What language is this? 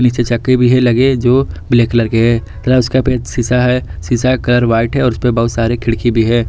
Hindi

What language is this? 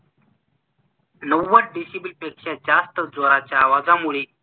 Marathi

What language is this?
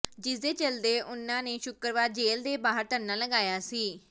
Punjabi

